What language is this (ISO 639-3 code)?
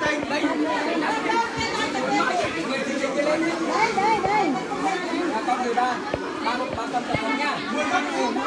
vie